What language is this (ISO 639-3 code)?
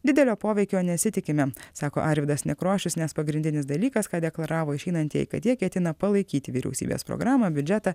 lit